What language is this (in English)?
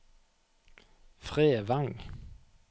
Norwegian